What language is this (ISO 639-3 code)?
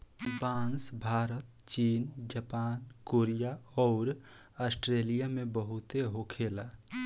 bho